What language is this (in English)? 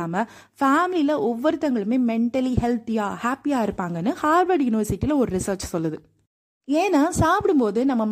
Tamil